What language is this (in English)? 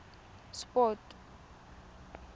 Tswana